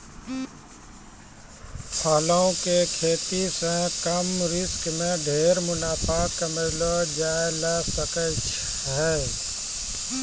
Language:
Maithili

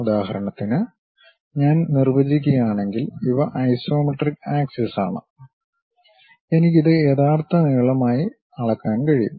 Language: Malayalam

